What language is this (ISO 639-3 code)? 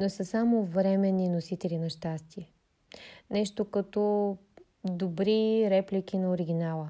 bul